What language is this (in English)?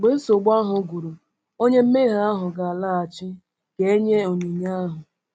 Igbo